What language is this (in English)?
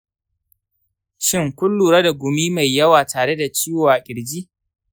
Hausa